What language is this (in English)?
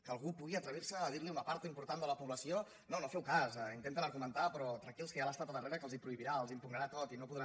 Catalan